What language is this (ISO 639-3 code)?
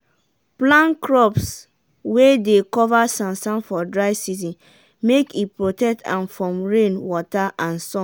pcm